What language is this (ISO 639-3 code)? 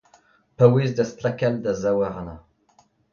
bre